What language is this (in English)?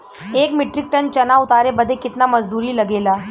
Bhojpuri